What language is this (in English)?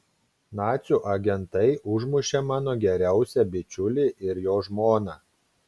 Lithuanian